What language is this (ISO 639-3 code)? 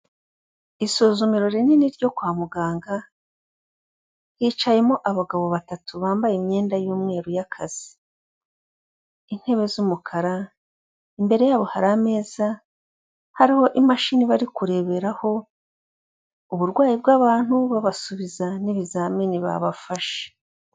kin